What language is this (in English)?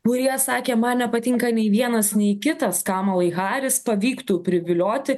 Lithuanian